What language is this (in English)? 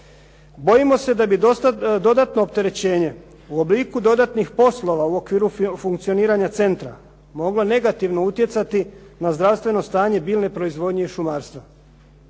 Croatian